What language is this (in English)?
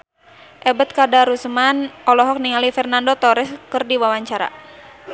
Sundanese